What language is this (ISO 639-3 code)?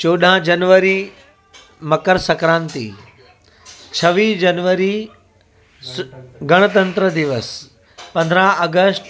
snd